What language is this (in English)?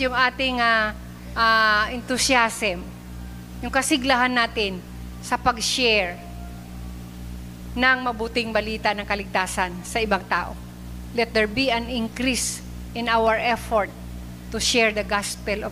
Filipino